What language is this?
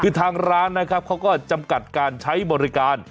Thai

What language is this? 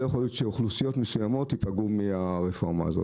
Hebrew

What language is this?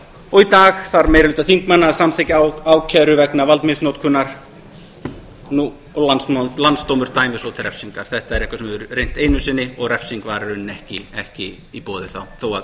Icelandic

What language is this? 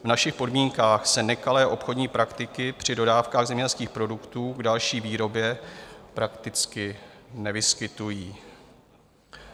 Czech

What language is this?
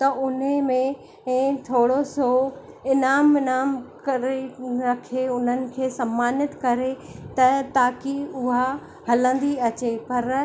Sindhi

